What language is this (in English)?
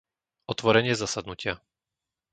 Slovak